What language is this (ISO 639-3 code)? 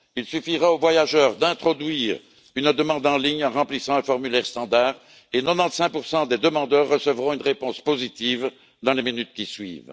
fra